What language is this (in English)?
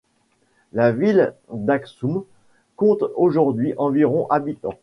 French